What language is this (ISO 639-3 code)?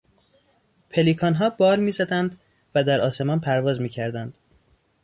fas